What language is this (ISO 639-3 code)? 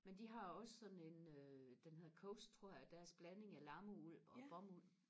dan